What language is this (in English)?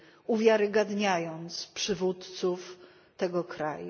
Polish